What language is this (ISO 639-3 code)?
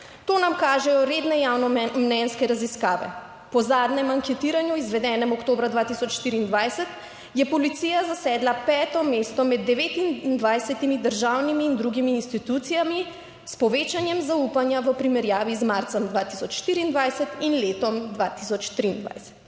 slv